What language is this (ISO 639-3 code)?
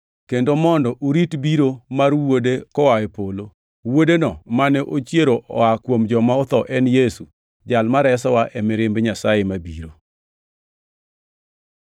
luo